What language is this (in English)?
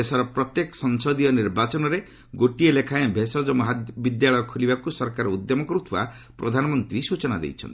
Odia